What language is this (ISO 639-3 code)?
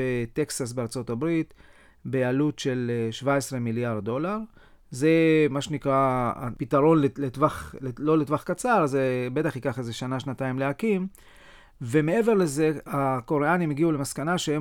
heb